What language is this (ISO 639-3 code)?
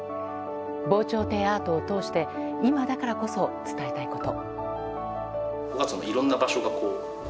jpn